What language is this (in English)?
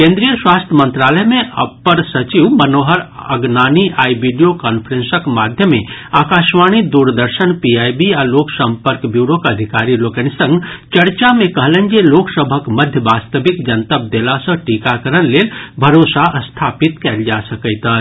Maithili